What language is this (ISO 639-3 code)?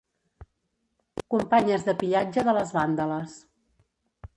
cat